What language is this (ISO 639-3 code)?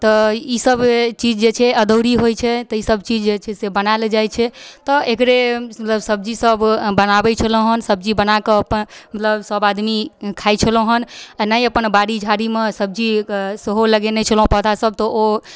mai